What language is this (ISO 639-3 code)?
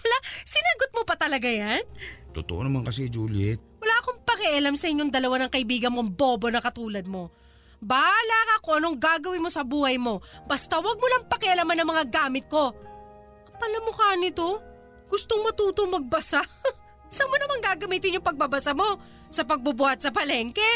fil